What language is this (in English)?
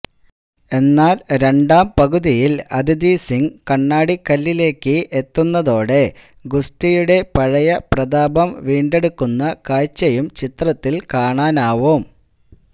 Malayalam